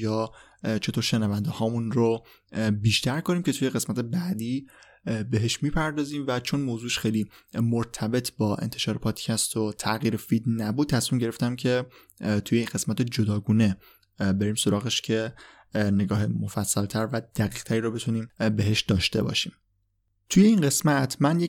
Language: Persian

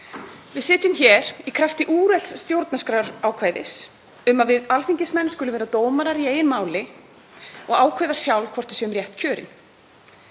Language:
Icelandic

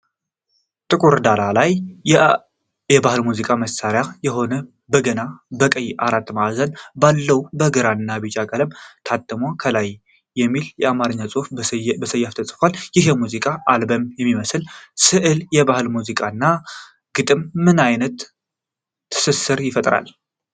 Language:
Amharic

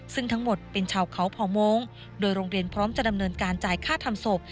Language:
Thai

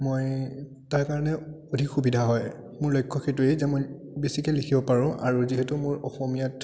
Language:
Assamese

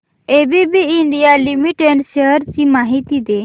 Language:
Marathi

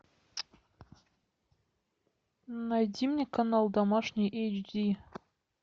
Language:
Russian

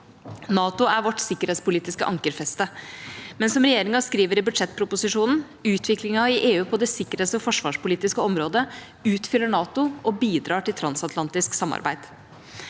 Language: Norwegian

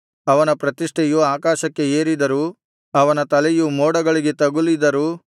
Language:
Kannada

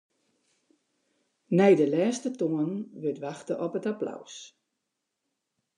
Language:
Western Frisian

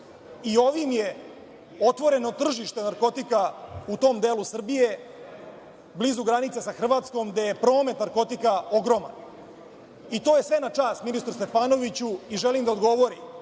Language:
Serbian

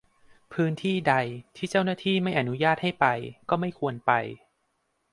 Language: Thai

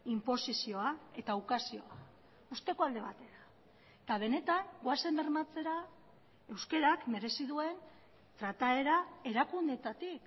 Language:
Basque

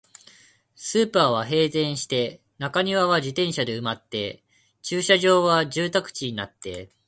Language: Japanese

